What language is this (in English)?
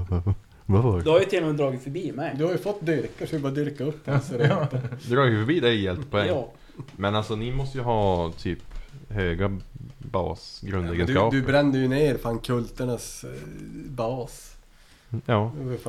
Swedish